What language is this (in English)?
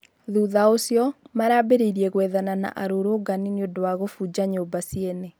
Kikuyu